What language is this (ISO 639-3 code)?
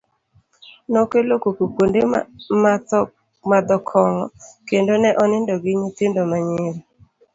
luo